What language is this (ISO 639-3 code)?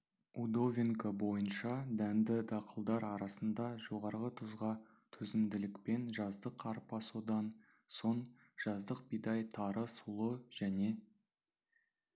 kaz